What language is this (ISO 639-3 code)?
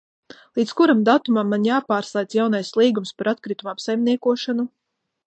lav